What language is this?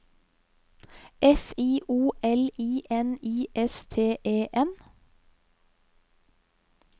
Norwegian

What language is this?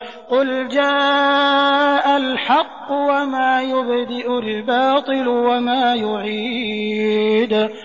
Arabic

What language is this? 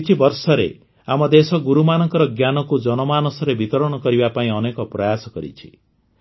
Odia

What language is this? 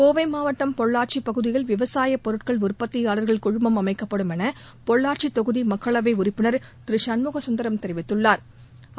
Tamil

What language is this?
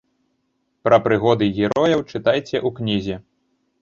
Belarusian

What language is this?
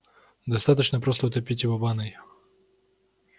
Russian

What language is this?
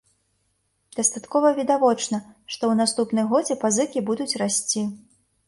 Belarusian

